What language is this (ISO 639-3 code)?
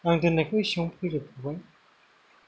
brx